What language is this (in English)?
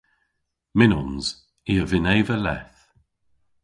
Cornish